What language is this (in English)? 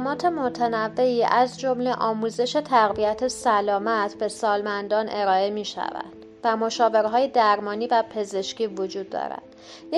Persian